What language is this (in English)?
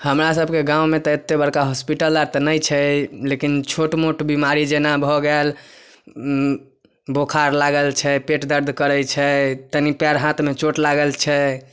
Maithili